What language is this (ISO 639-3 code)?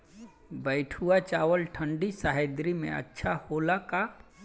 bho